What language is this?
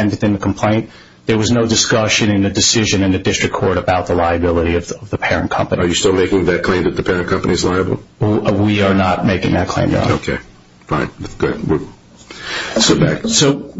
English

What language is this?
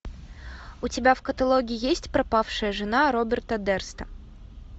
Russian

